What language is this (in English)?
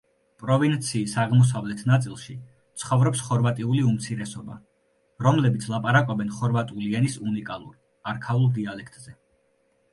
Georgian